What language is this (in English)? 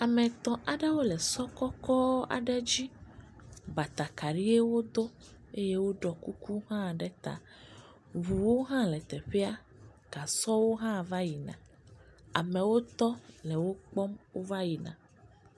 Ewe